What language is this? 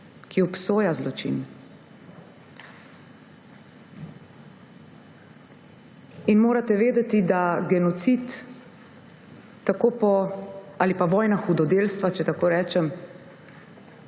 Slovenian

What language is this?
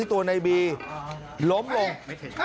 Thai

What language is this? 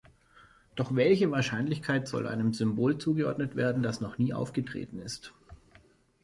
German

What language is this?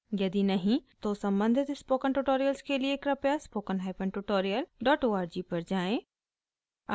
Hindi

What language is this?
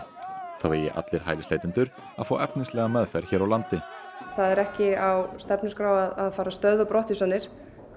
Icelandic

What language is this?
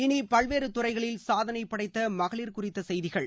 Tamil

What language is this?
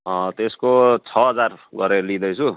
Nepali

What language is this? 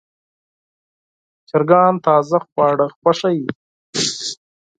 Pashto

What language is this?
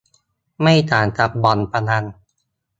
Thai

